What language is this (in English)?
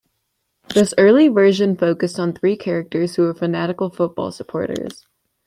English